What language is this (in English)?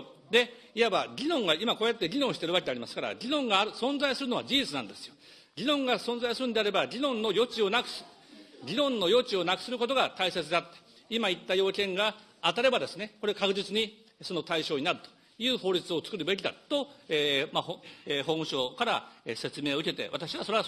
Japanese